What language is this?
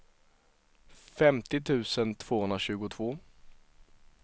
Swedish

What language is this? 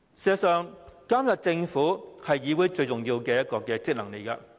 Cantonese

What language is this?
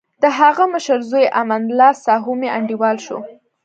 Pashto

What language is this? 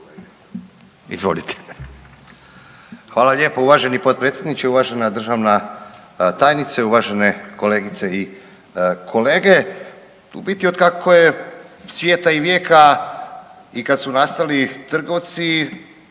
Croatian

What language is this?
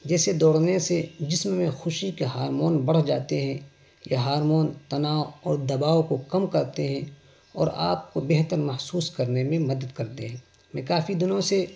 Urdu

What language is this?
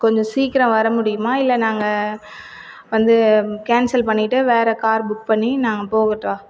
Tamil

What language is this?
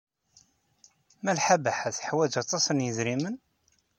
Kabyle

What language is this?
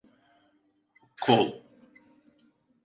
Turkish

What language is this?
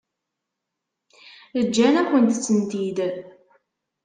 Kabyle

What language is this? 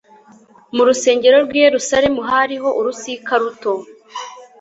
Kinyarwanda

